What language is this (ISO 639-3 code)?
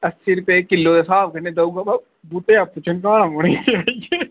doi